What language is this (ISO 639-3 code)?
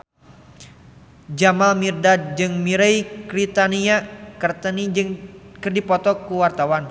sun